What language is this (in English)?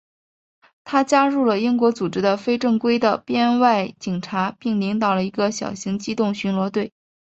Chinese